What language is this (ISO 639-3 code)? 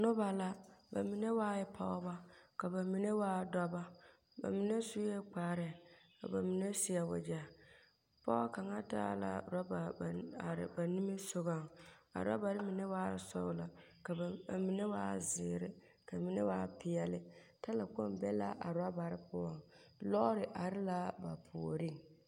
dga